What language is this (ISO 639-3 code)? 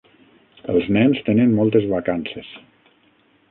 cat